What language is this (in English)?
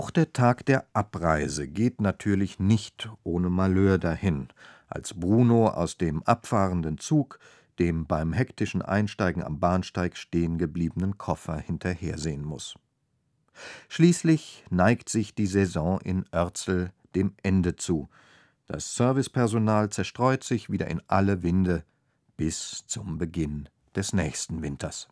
German